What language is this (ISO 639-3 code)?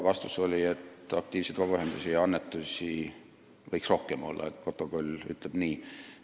est